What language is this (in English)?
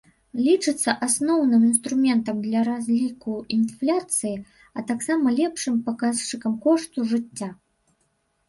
Belarusian